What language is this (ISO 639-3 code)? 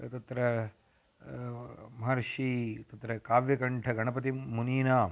san